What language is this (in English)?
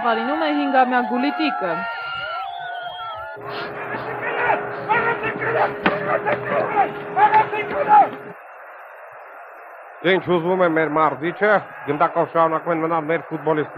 Turkish